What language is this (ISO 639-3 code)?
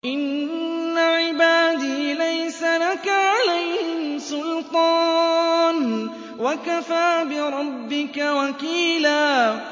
ara